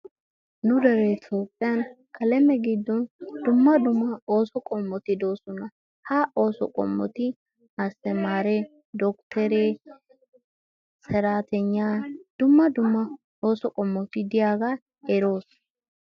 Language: Wolaytta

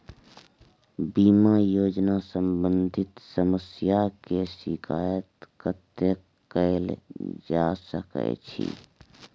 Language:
Maithili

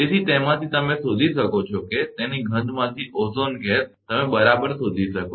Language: Gujarati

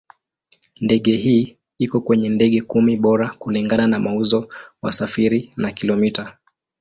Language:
Swahili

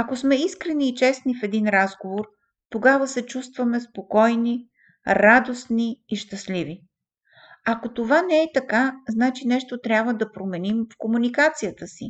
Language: Bulgarian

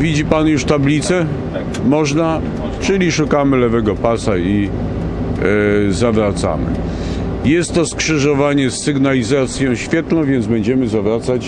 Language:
Polish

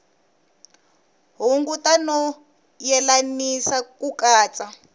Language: Tsonga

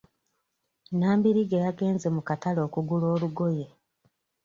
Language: Ganda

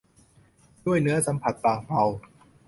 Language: Thai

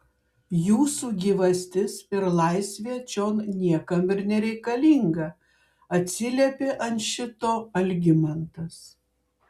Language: Lithuanian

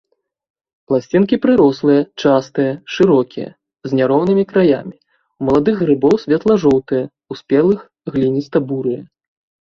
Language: Belarusian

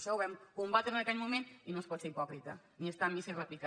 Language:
Catalan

